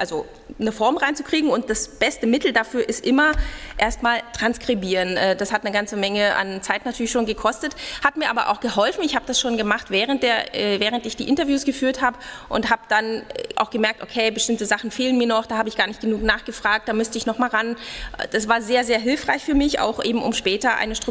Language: German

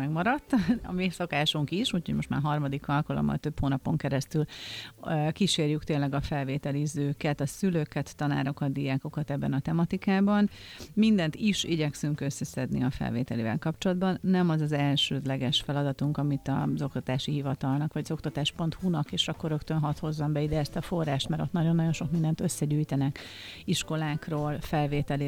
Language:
Hungarian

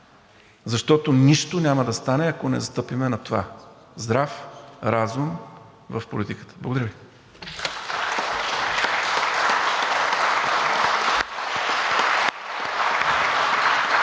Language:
Bulgarian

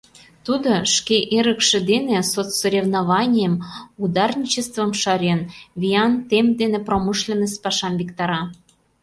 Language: Mari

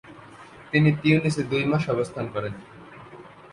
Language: Bangla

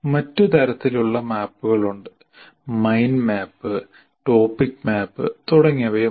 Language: Malayalam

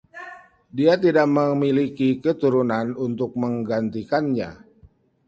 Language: Indonesian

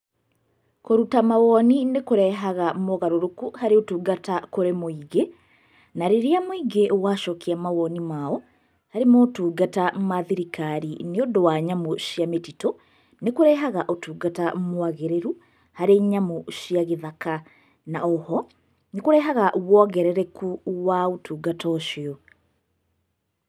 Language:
Kikuyu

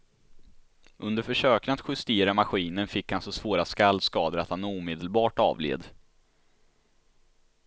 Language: Swedish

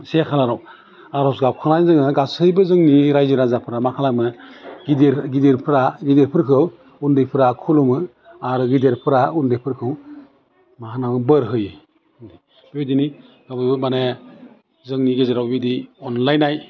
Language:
Bodo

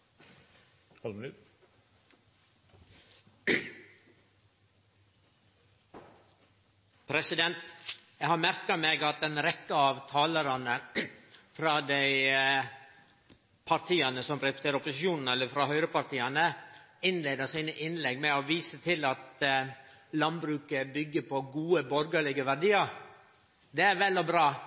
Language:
Norwegian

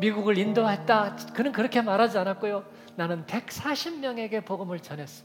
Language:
Korean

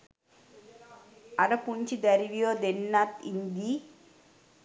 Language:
Sinhala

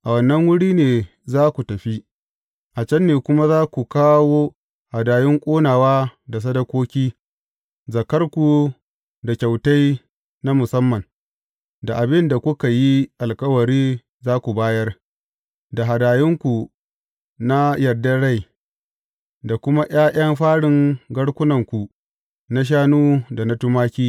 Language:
Hausa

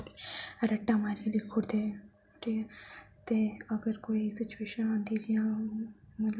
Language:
Dogri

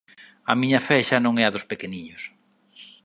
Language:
Galician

